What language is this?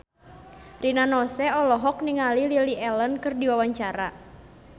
Sundanese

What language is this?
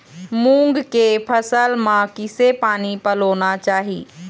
Chhattisgarhi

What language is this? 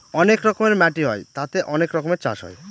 Bangla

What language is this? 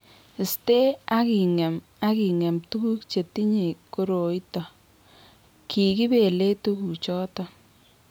Kalenjin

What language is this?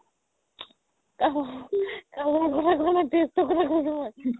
Assamese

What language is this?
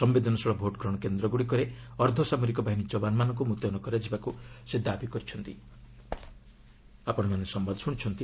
Odia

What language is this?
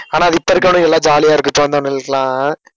Tamil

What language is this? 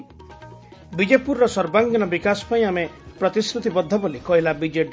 Odia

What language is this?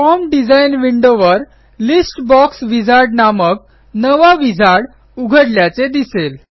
Marathi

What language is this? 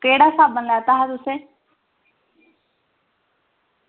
Dogri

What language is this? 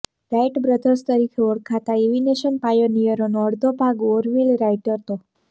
Gujarati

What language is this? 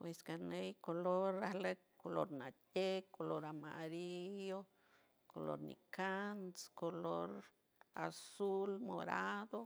San Francisco Del Mar Huave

